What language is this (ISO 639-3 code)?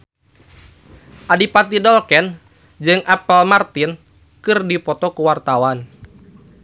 sun